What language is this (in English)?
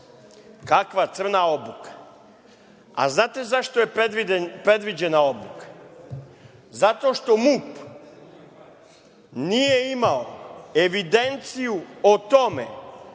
Serbian